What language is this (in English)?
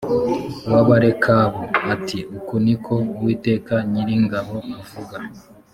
Kinyarwanda